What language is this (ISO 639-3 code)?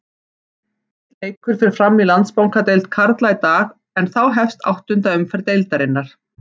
isl